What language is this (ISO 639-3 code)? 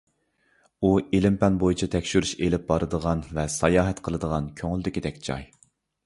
uig